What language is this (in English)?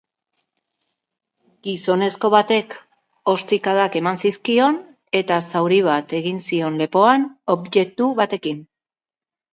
Basque